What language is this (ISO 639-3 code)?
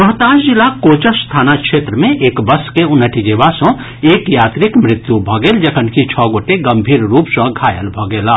mai